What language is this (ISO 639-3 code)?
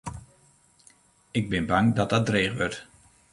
fry